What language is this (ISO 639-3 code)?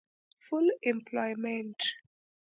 pus